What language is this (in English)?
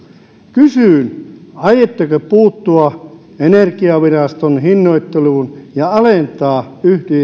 Finnish